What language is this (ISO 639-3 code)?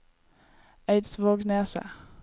nor